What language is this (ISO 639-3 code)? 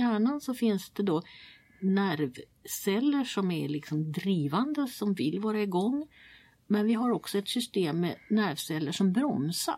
swe